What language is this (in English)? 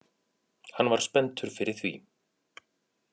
Icelandic